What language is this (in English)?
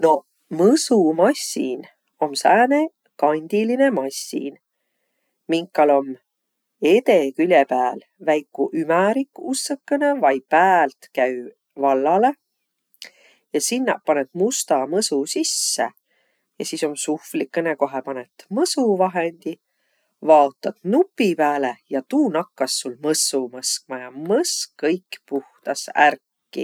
Võro